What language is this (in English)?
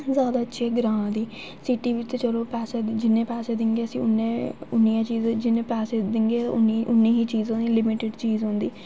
Dogri